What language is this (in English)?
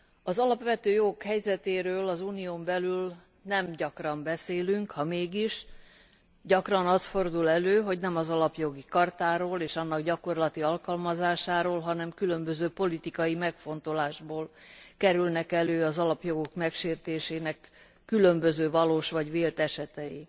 Hungarian